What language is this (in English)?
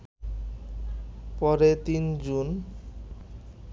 Bangla